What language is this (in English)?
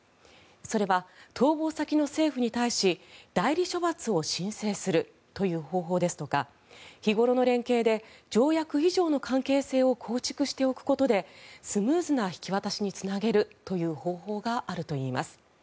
Japanese